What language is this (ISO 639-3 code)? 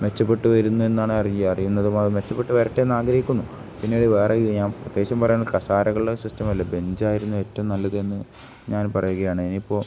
mal